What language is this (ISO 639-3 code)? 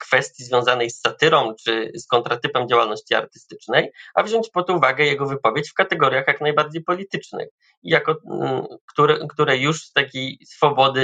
pol